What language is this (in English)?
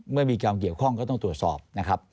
Thai